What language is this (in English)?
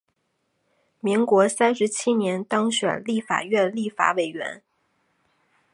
Chinese